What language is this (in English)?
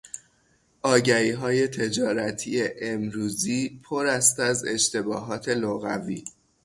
Persian